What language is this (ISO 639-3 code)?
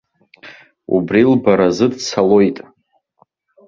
abk